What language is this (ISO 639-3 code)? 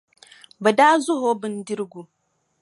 dag